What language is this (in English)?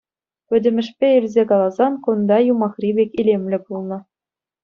Chuvash